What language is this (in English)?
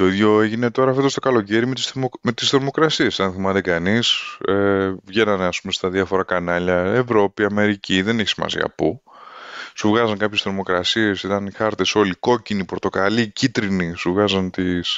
Greek